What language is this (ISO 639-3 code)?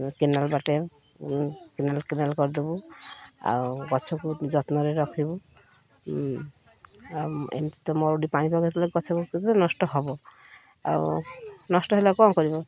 ori